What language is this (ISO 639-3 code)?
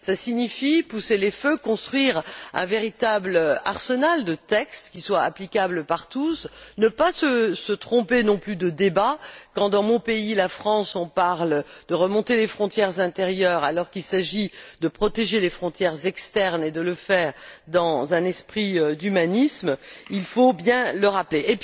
fra